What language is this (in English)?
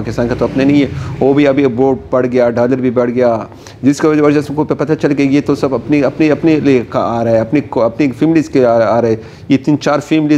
Hindi